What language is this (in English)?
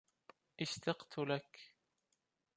Arabic